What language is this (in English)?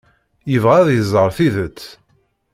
Kabyle